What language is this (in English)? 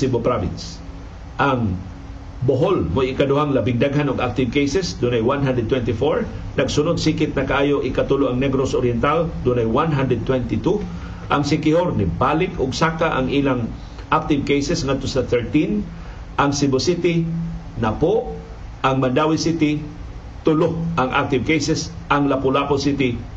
Filipino